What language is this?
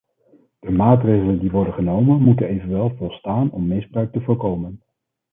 Dutch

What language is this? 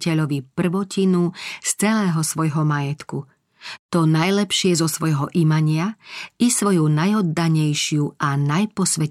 Slovak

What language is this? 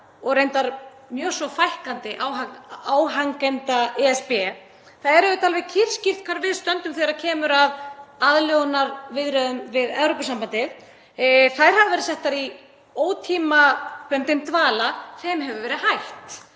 Icelandic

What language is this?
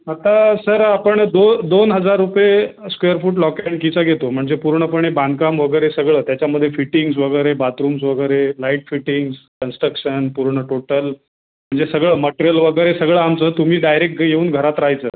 Marathi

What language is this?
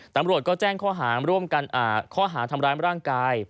Thai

